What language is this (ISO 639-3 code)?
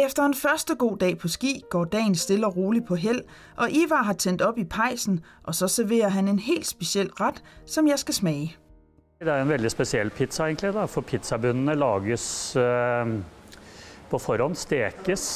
dan